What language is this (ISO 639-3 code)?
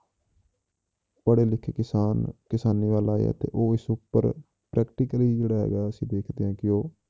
pan